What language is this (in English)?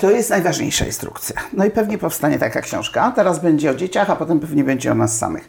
Polish